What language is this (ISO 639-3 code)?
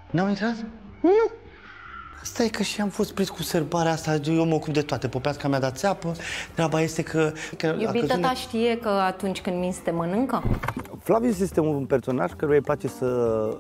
ron